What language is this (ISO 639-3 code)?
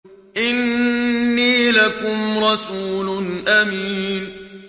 ara